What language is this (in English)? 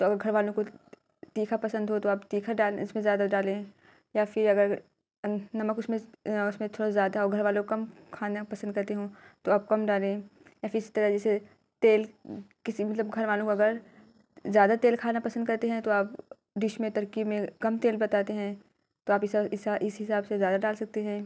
Urdu